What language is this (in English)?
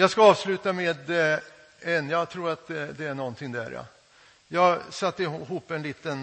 Swedish